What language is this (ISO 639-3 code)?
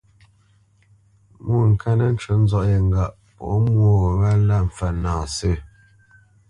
bce